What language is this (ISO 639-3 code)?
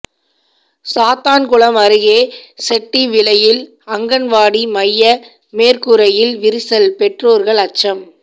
tam